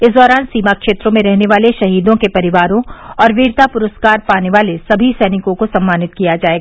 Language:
Hindi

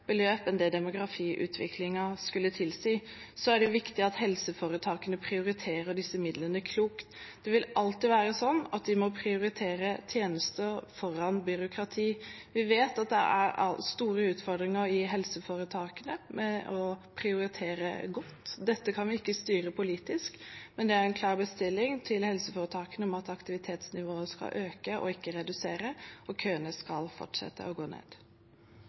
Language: Norwegian Bokmål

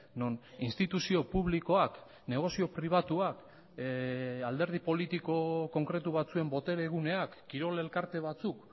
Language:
Basque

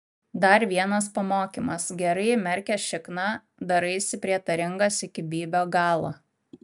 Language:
Lithuanian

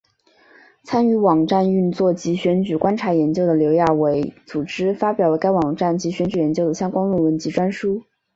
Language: Chinese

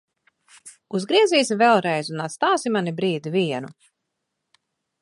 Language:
Latvian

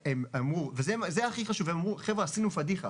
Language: Hebrew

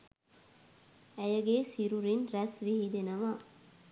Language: Sinhala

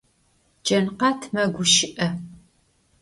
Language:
Adyghe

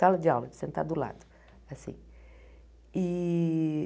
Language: Portuguese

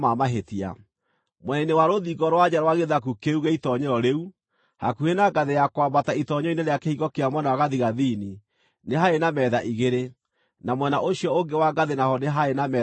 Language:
Kikuyu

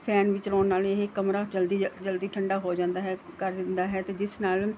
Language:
Punjabi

